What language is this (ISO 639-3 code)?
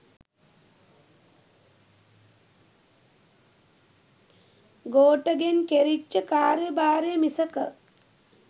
sin